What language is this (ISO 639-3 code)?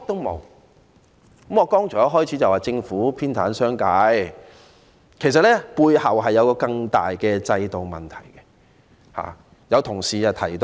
yue